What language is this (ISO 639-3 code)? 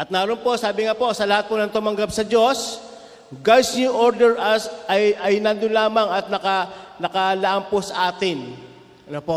fil